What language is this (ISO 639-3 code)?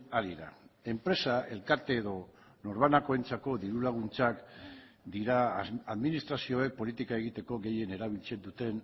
eus